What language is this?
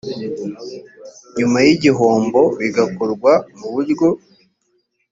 Kinyarwanda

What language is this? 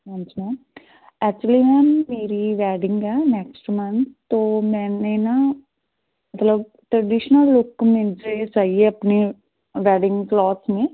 Punjabi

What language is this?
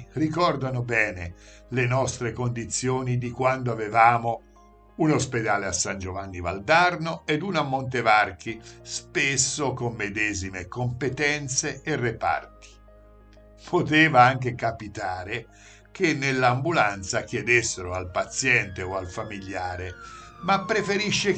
Italian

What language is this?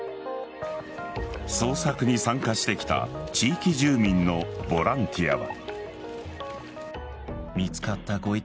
Japanese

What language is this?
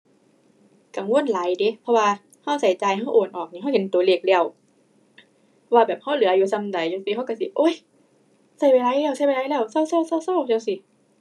Thai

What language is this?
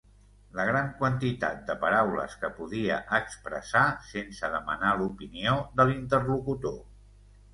Catalan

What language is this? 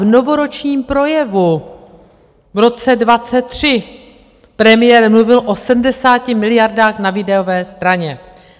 Czech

